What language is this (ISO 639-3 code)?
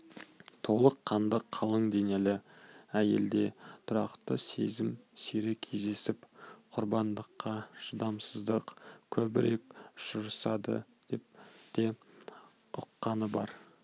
kaz